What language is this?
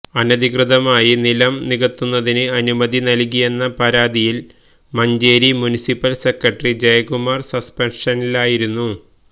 Malayalam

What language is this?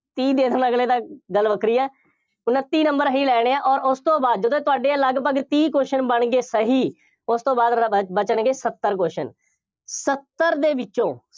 Punjabi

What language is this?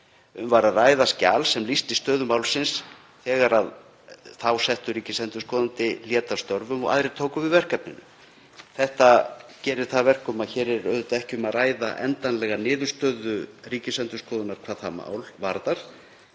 Icelandic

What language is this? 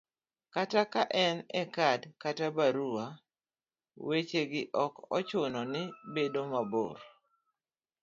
Luo (Kenya and Tanzania)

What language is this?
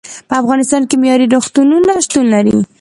Pashto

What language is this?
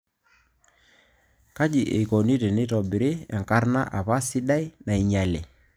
Masai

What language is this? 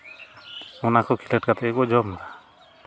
Santali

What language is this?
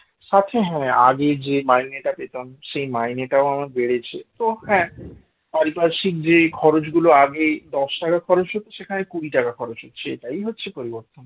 Bangla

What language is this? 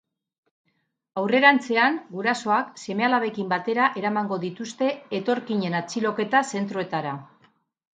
Basque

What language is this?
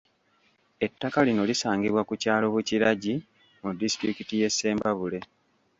Ganda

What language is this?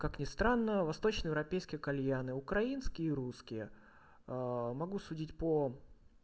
Russian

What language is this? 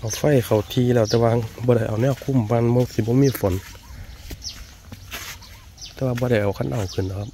Thai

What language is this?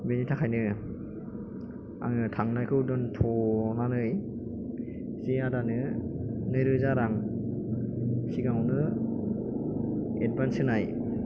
Bodo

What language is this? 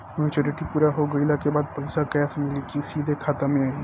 Bhojpuri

